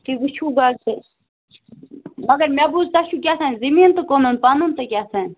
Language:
Kashmiri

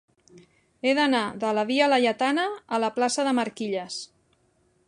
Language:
Catalan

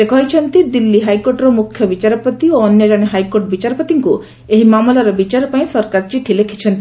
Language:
Odia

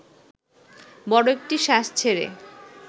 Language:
Bangla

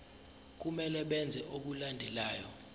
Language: Zulu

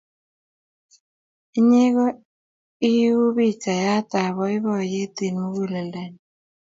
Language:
Kalenjin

